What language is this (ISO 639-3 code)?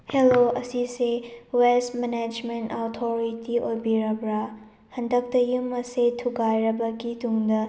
mni